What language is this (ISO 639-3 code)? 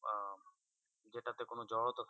ben